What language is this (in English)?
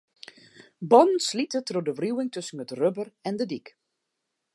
Western Frisian